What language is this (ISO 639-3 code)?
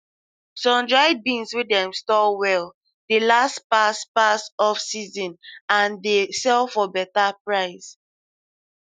pcm